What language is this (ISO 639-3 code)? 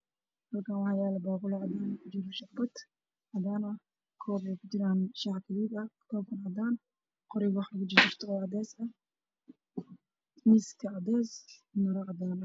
som